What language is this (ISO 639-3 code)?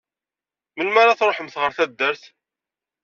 kab